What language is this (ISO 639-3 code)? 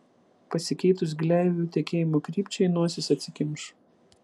lit